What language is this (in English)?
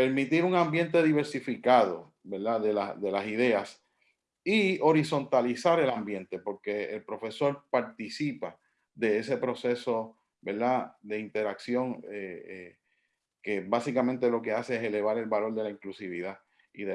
Spanish